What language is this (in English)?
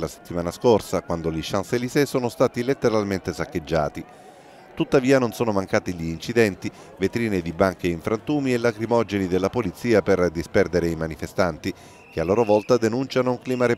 Italian